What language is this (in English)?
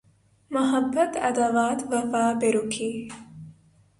Urdu